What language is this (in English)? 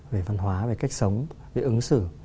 Vietnamese